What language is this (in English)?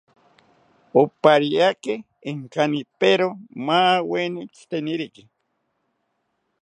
South Ucayali Ashéninka